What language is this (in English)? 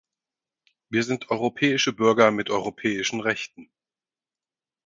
German